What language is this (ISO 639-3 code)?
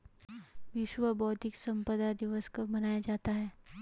hin